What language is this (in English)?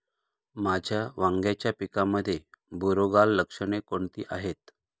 Marathi